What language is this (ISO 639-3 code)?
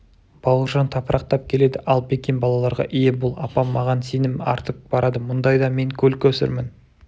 kaz